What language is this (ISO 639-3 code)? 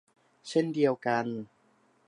tha